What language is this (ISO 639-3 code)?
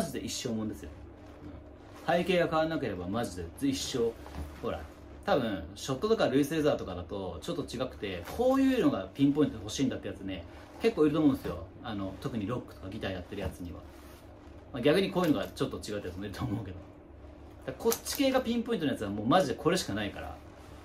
jpn